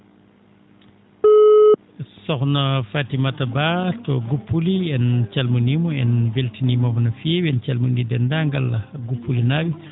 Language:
Fula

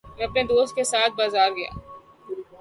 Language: Urdu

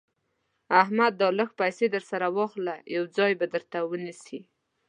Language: Pashto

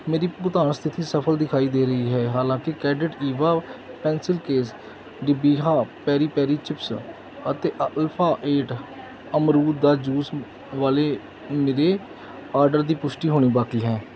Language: Punjabi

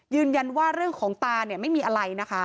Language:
Thai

